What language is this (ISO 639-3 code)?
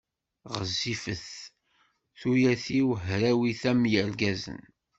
kab